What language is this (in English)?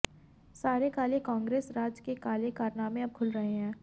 Hindi